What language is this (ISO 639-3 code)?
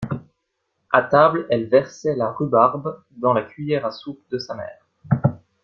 fra